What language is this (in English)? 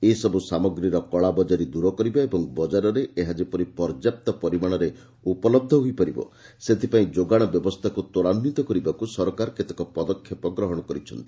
Odia